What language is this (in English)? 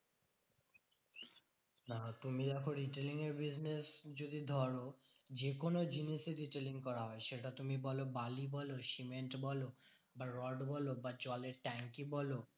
Bangla